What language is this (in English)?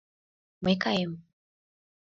Mari